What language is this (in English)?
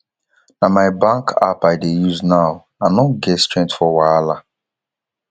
Nigerian Pidgin